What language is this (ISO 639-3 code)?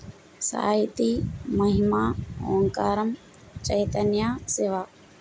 tel